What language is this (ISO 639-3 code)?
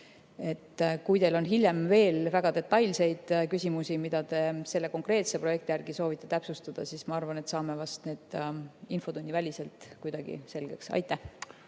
est